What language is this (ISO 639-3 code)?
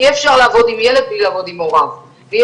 heb